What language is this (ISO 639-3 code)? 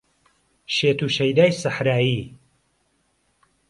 ckb